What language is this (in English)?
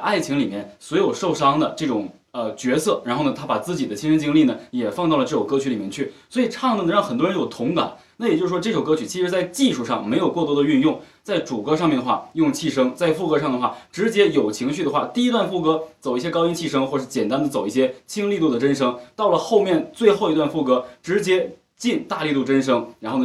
Chinese